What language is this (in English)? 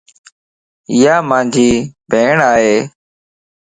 Lasi